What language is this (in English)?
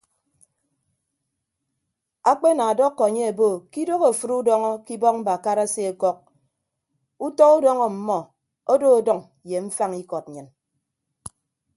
Ibibio